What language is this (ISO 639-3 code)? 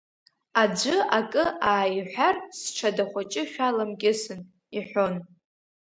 abk